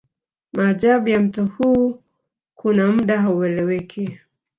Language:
Swahili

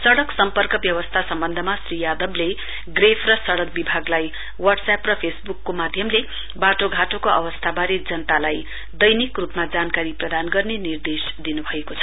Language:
Nepali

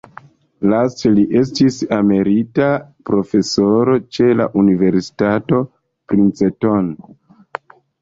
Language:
Esperanto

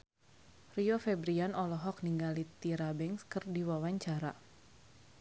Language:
Sundanese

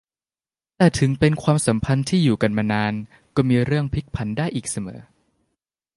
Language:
Thai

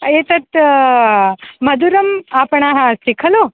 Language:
Sanskrit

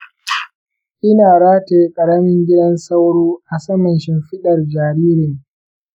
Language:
Hausa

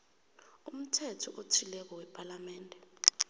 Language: South Ndebele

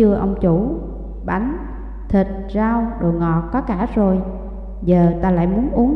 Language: Vietnamese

